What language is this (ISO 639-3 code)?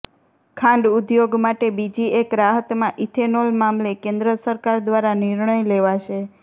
guj